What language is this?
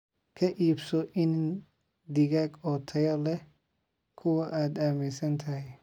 Somali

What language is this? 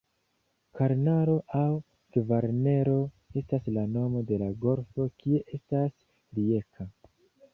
Esperanto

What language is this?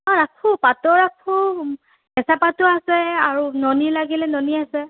Assamese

